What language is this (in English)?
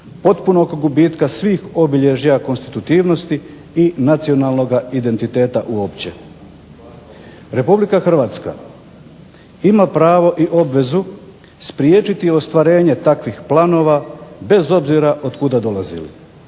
Croatian